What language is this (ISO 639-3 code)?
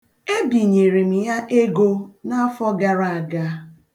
ibo